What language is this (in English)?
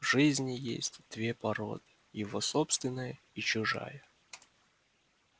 Russian